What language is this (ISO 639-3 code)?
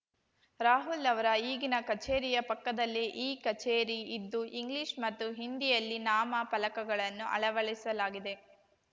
kan